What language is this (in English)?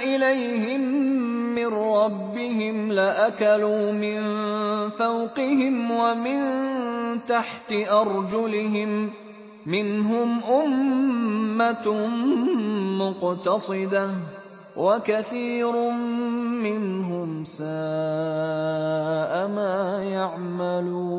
Arabic